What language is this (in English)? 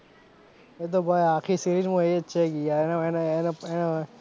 Gujarati